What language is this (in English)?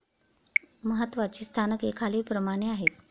Marathi